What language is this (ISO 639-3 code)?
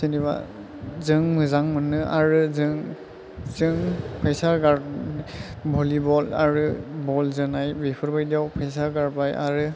brx